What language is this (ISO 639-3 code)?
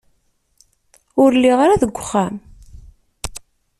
kab